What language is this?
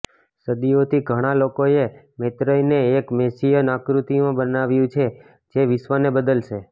Gujarati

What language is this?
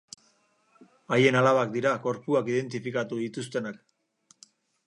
Basque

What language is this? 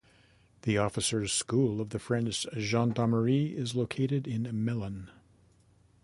English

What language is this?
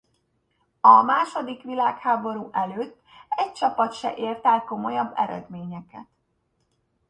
Hungarian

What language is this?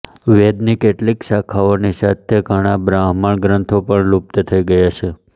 Gujarati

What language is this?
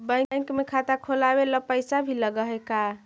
Magahi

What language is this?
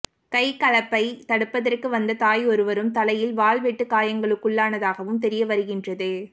Tamil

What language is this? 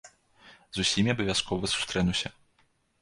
Belarusian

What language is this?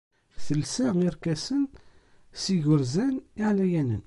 Kabyle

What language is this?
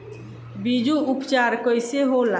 Bhojpuri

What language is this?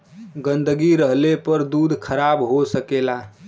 Bhojpuri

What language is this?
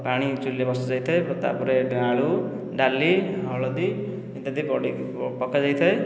Odia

